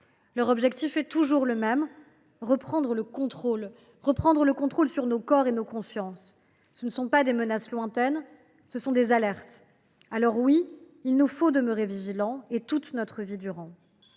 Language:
French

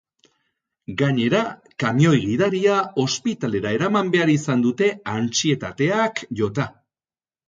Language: Basque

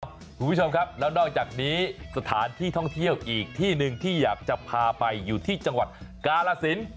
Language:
Thai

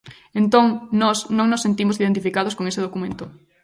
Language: Galician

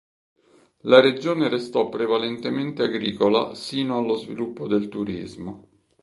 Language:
Italian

